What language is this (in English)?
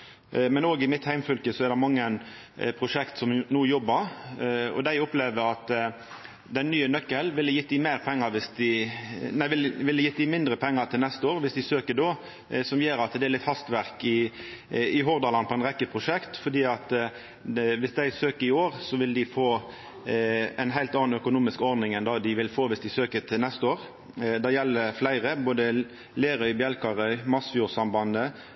Norwegian Nynorsk